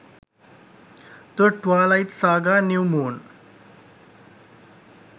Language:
Sinhala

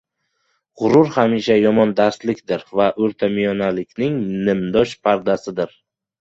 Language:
Uzbek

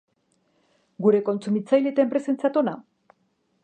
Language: Basque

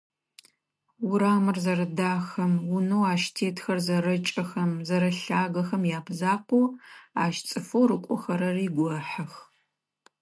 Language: Adyghe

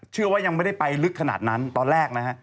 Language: Thai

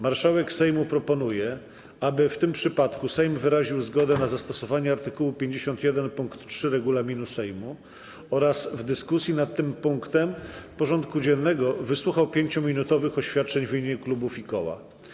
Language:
Polish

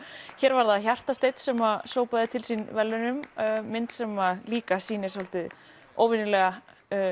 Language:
Icelandic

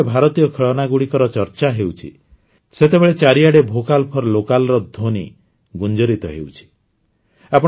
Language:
Odia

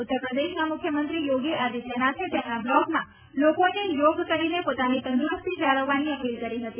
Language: Gujarati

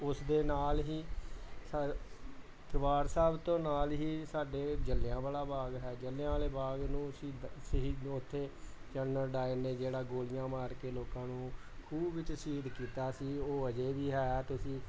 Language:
Punjabi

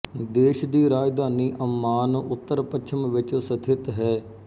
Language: Punjabi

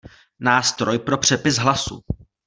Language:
Czech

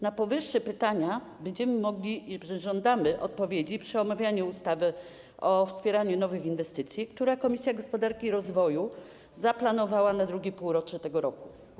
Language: Polish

